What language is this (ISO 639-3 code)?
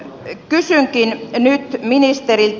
fin